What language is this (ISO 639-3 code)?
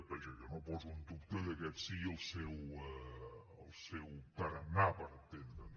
cat